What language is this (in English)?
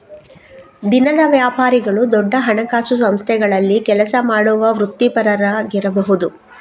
Kannada